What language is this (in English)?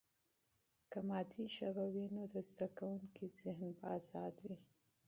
Pashto